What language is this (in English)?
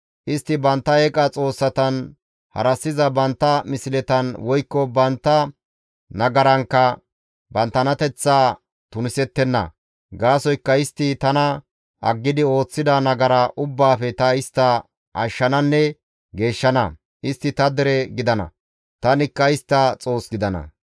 Gamo